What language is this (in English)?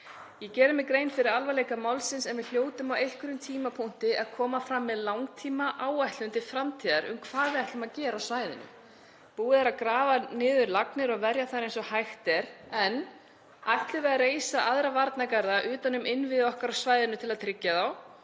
Icelandic